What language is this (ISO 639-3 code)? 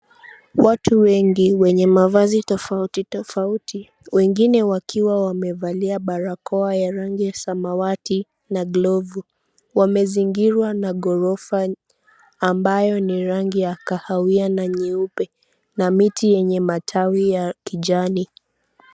swa